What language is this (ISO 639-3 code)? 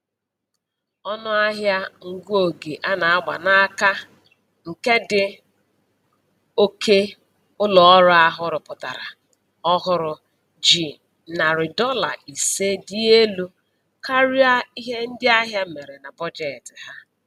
ibo